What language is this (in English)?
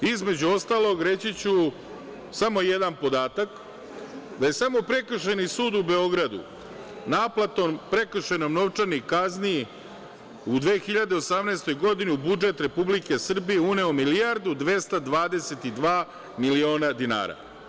Serbian